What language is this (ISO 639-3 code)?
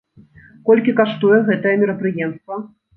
bel